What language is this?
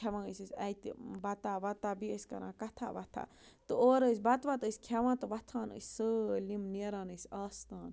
Kashmiri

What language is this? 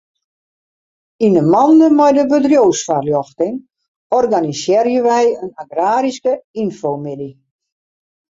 Western Frisian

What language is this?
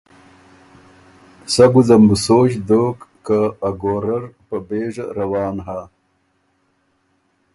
Ormuri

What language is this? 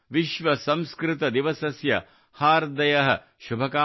Kannada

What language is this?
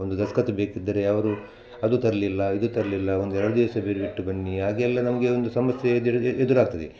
Kannada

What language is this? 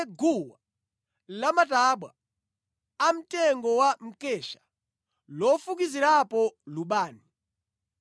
Nyanja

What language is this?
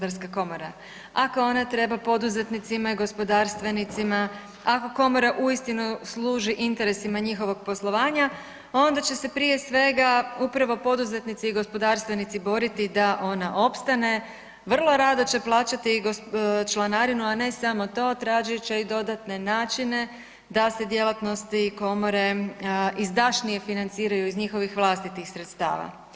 Croatian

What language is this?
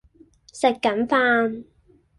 Cantonese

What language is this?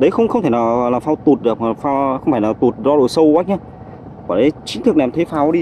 Vietnamese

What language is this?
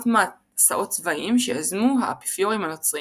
Hebrew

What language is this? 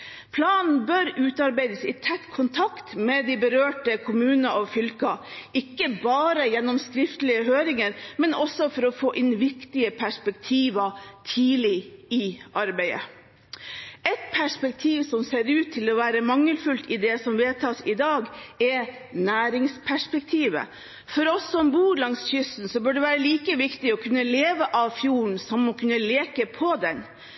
Norwegian Bokmål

